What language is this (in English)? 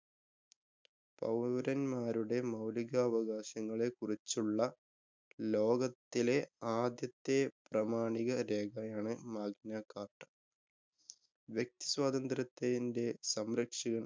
Malayalam